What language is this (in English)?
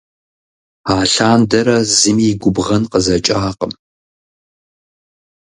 Kabardian